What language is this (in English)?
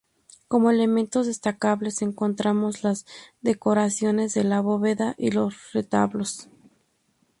Spanish